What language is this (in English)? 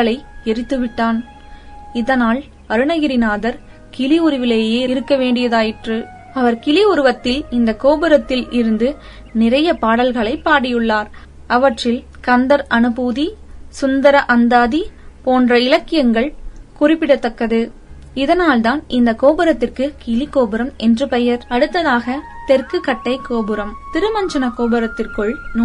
Tamil